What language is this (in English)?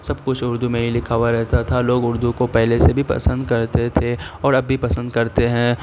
Urdu